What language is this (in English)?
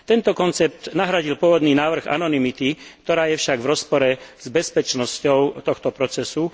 Slovak